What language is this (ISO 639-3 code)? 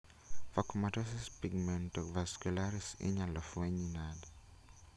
luo